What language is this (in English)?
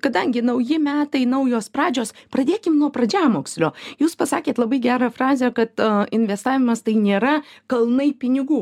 Lithuanian